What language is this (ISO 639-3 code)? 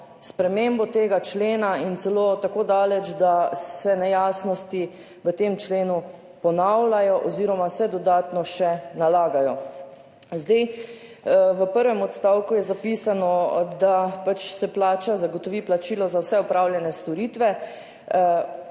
slv